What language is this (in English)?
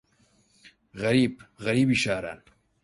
Central Kurdish